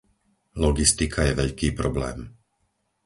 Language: Slovak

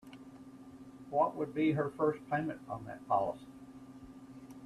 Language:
English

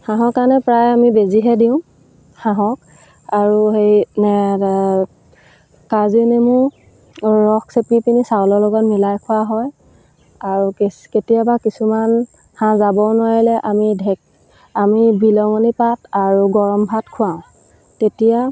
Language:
Assamese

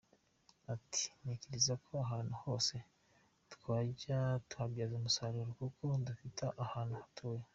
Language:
Kinyarwanda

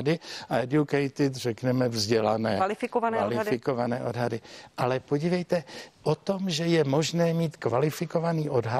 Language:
Czech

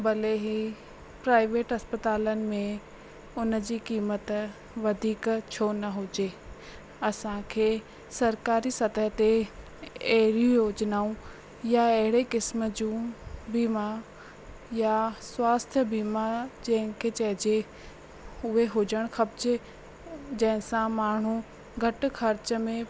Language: Sindhi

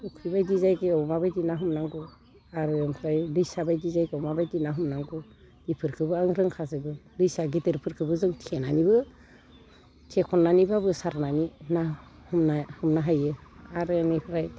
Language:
Bodo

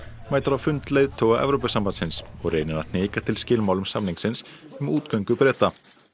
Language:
Icelandic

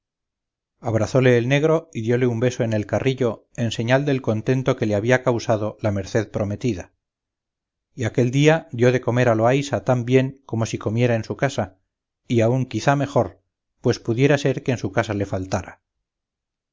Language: Spanish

